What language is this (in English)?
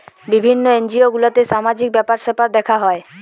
Bangla